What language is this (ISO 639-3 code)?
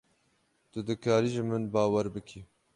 kur